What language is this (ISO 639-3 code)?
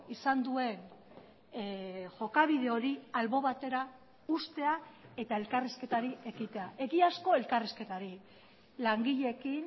eus